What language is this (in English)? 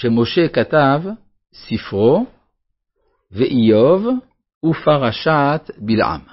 Hebrew